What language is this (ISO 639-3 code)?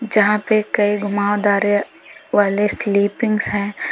hin